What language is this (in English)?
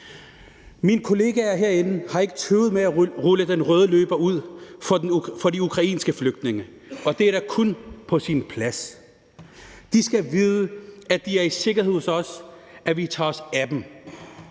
Danish